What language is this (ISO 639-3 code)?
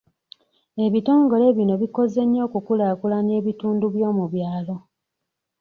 lug